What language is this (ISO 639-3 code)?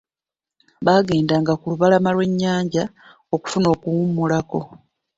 lug